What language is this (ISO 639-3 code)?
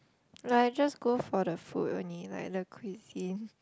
eng